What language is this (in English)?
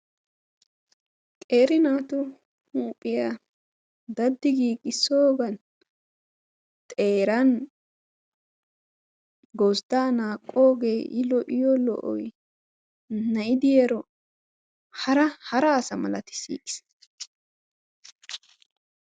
Wolaytta